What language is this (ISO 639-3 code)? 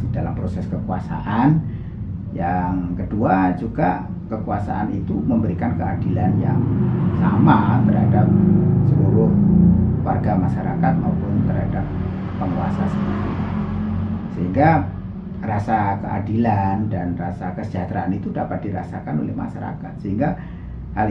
ind